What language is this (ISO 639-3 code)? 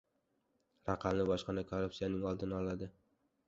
uzb